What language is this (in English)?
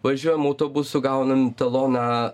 Lithuanian